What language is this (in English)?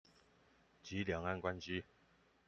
Chinese